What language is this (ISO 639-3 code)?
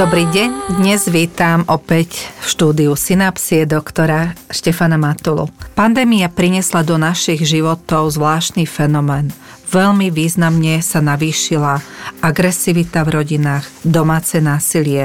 slk